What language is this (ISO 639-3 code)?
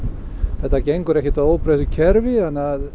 isl